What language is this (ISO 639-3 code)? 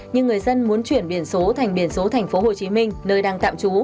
vie